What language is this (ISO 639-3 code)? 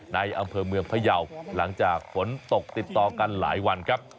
tha